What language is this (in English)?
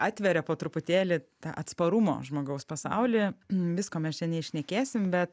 Lithuanian